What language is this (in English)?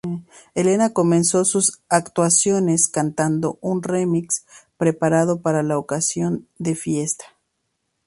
Spanish